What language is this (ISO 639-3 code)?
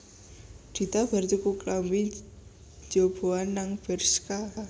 jav